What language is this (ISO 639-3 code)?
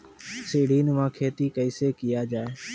mai